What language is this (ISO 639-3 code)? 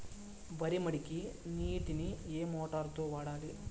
tel